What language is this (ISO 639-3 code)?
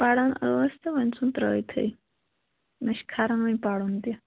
kas